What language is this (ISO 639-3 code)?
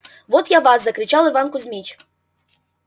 rus